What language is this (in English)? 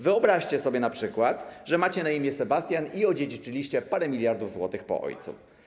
Polish